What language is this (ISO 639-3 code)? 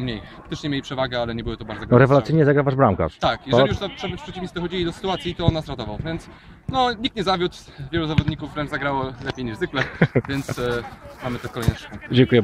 pol